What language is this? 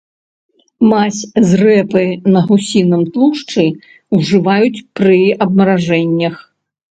Belarusian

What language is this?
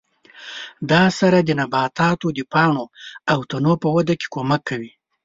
Pashto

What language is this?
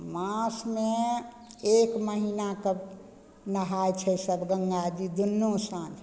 Maithili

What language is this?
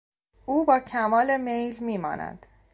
Persian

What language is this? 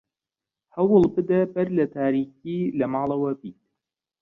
Central Kurdish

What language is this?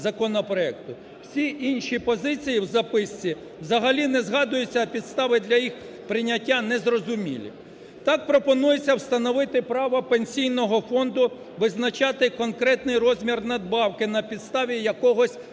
Ukrainian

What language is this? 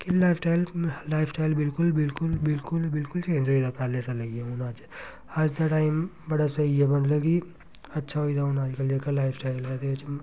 Dogri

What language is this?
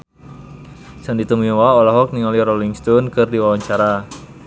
Sundanese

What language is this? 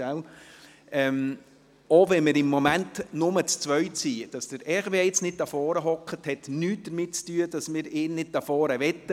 Swiss German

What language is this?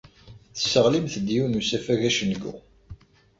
Kabyle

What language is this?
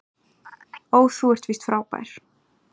Icelandic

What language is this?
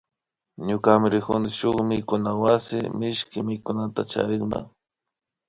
Imbabura Highland Quichua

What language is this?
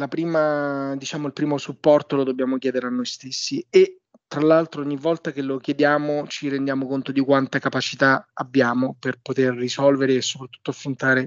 Italian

